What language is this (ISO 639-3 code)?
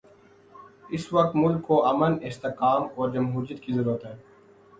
urd